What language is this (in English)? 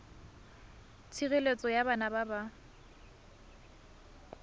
Tswana